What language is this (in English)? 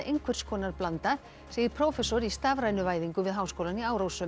Icelandic